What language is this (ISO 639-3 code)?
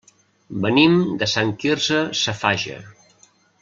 cat